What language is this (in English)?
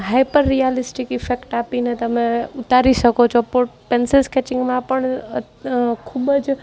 Gujarati